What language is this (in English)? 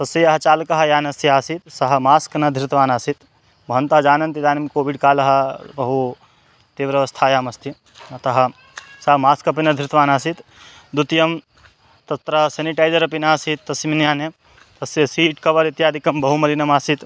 Sanskrit